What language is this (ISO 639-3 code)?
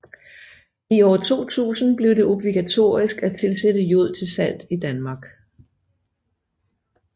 dan